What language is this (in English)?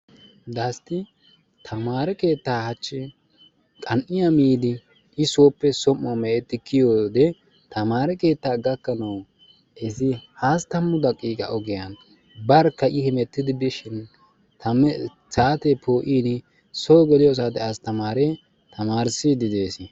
Wolaytta